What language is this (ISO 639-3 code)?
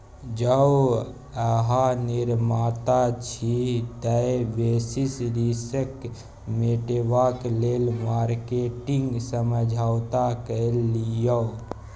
mai